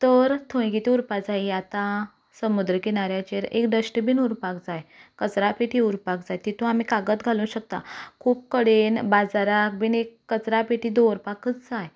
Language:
Konkani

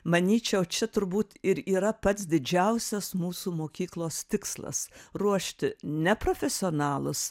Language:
Lithuanian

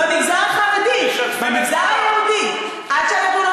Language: Hebrew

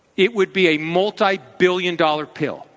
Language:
English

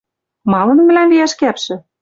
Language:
Western Mari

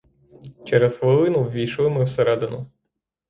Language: Ukrainian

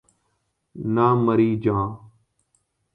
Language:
Urdu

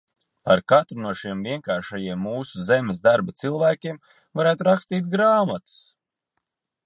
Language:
Latvian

